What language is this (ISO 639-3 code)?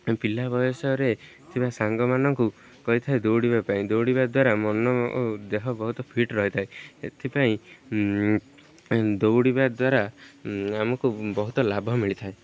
ori